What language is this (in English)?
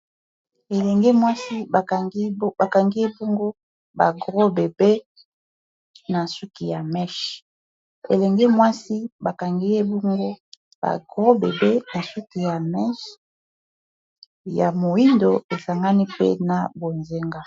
Lingala